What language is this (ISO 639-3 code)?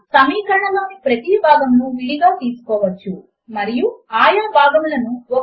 tel